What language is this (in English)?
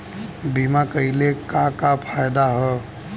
Bhojpuri